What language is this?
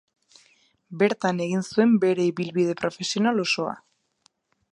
Basque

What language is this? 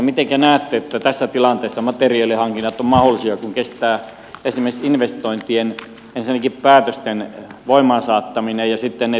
Finnish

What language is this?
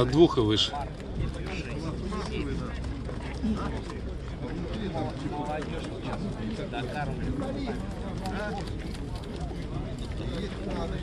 Russian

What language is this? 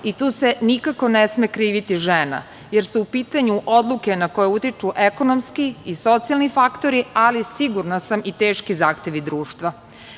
Serbian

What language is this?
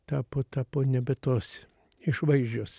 Lithuanian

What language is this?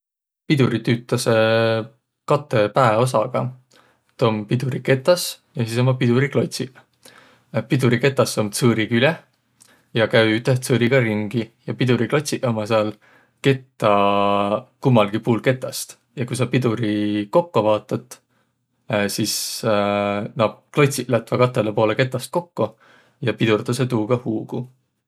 Võro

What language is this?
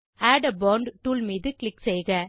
Tamil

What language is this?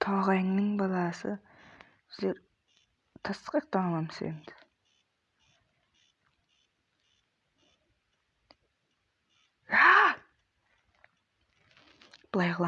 Turkish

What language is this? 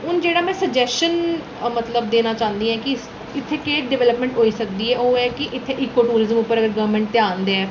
Dogri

